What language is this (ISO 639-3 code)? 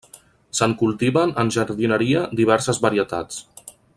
cat